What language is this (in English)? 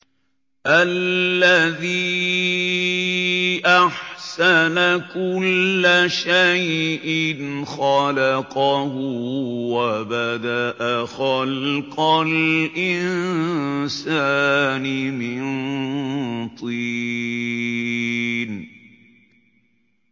Arabic